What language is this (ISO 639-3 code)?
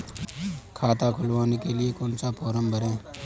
hin